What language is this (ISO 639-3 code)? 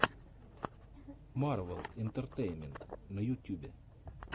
rus